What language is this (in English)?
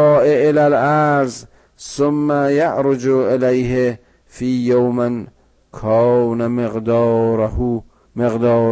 Persian